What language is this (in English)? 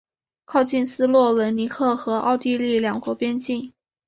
Chinese